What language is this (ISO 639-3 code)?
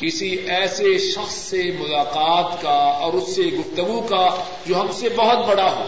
urd